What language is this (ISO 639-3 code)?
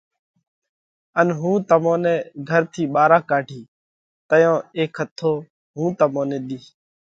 kvx